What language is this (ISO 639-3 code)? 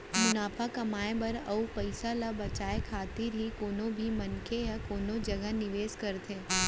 hne